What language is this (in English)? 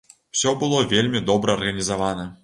Belarusian